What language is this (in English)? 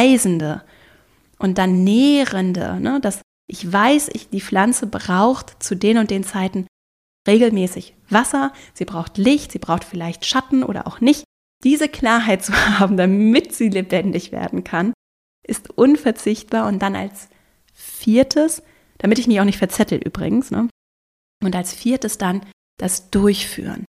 German